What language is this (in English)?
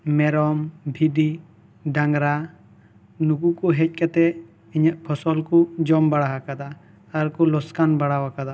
Santali